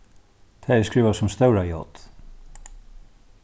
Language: Faroese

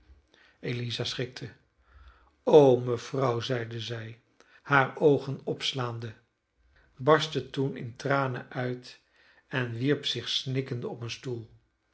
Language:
Dutch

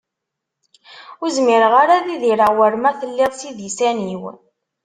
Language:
Kabyle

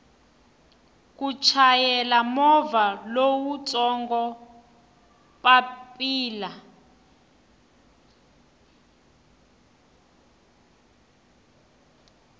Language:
Tsonga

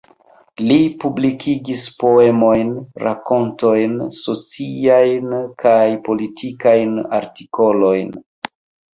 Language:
Esperanto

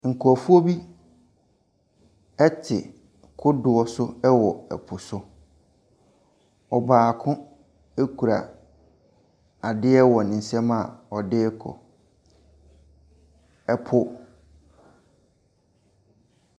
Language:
Akan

